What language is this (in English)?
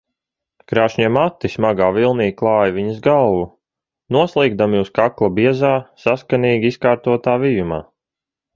Latvian